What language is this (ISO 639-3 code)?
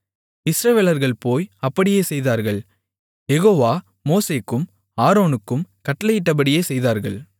tam